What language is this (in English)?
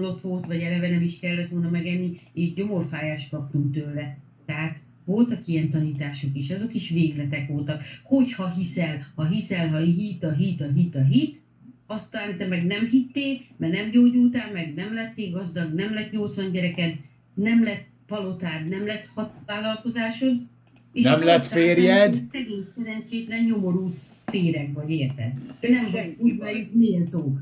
Hungarian